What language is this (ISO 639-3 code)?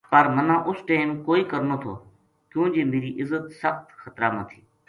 gju